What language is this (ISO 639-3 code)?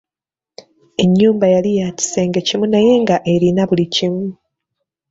lug